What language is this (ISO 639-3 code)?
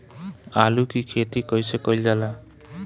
bho